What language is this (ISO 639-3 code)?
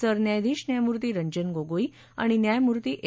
mar